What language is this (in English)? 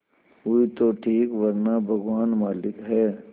Hindi